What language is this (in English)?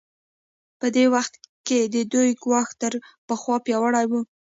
Pashto